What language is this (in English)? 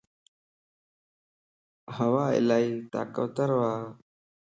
Lasi